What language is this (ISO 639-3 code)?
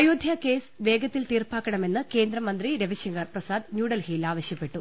mal